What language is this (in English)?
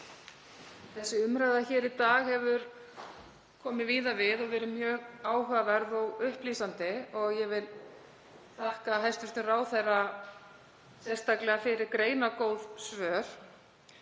Icelandic